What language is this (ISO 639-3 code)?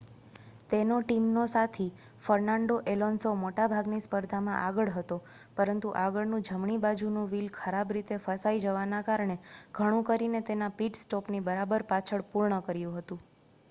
guj